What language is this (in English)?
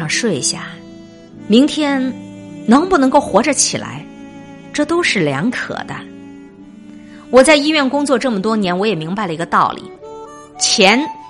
Chinese